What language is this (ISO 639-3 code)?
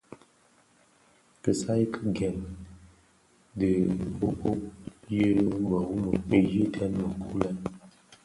ksf